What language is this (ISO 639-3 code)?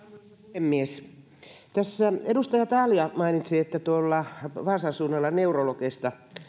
fin